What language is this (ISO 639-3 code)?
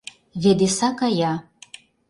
chm